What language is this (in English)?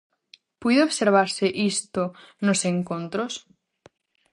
Galician